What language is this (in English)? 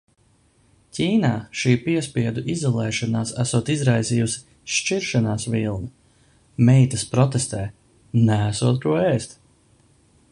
Latvian